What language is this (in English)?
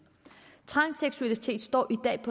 Danish